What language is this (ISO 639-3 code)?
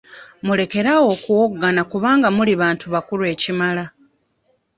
lug